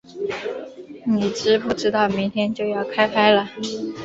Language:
Chinese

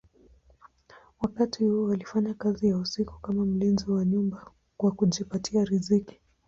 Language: Swahili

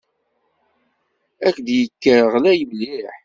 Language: Kabyle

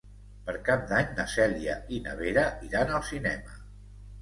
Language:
Catalan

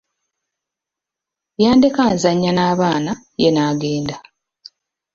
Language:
Ganda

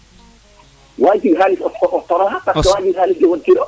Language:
Serer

